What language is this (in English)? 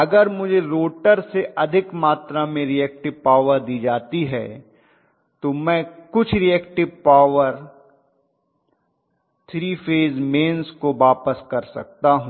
Hindi